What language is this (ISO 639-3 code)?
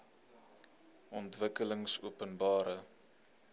afr